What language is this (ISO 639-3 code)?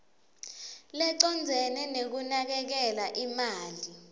ssw